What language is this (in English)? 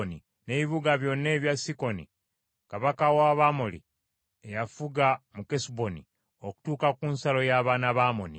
Ganda